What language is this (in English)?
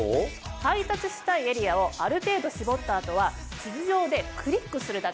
Japanese